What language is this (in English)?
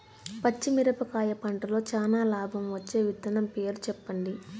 Telugu